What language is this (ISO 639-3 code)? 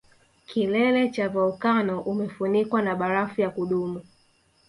swa